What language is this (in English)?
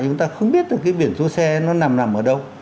Vietnamese